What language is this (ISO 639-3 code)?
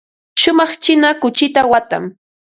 qva